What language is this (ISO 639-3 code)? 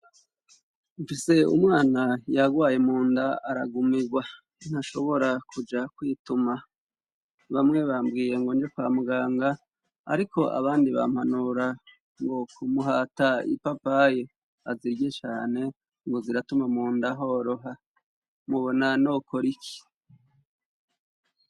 run